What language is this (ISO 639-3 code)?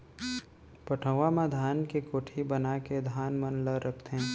hne